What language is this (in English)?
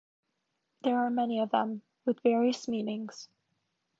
English